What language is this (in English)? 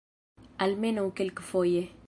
Esperanto